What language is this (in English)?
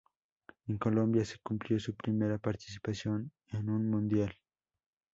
Spanish